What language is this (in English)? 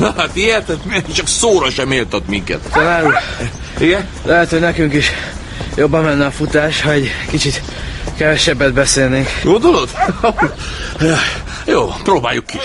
Hungarian